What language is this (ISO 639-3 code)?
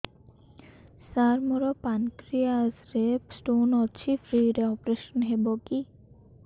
ori